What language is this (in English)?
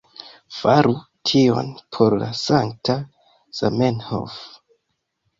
Esperanto